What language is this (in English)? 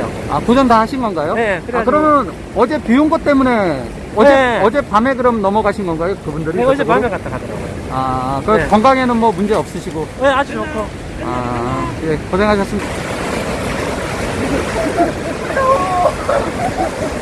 Korean